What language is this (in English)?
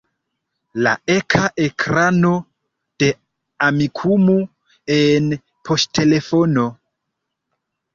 Esperanto